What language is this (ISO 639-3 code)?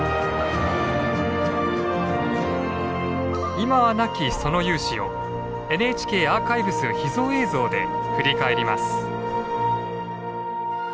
jpn